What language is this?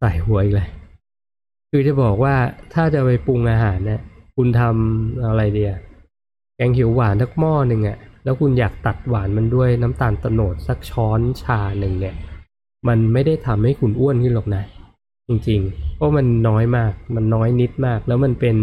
Thai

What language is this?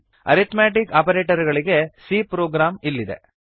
Kannada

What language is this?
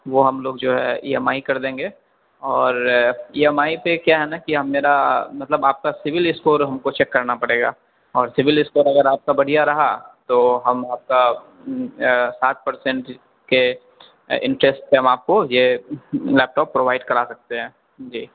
Urdu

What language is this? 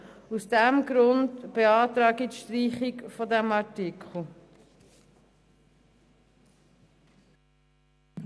Swiss German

